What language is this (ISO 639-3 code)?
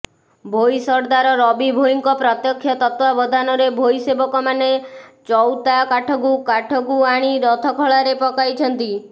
ori